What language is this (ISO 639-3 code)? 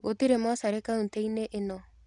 kik